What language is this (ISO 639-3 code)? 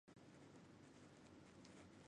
zho